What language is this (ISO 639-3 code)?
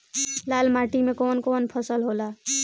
bho